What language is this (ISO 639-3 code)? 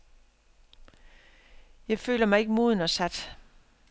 dan